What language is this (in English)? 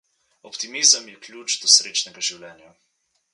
Slovenian